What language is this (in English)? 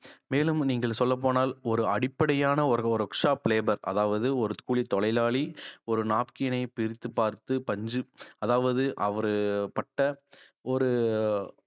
Tamil